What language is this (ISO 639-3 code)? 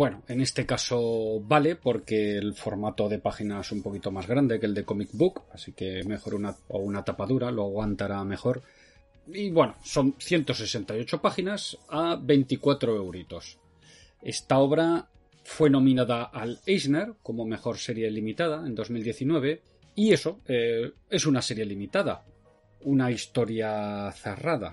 spa